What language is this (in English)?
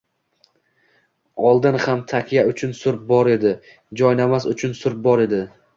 Uzbek